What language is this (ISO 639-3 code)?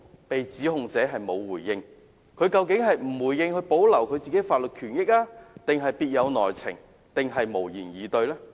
yue